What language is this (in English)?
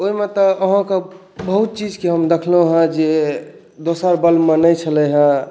Maithili